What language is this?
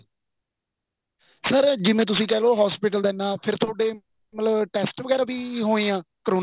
Punjabi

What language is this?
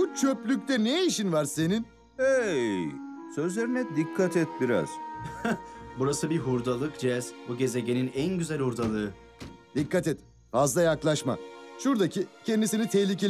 Turkish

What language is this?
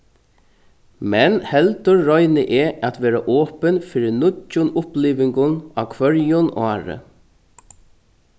Faroese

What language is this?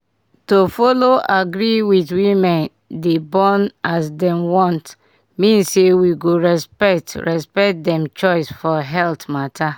Nigerian Pidgin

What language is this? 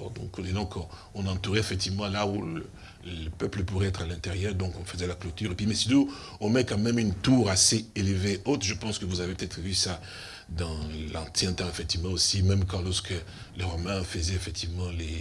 French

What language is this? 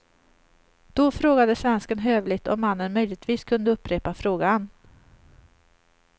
Swedish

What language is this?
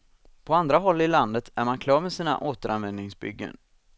Swedish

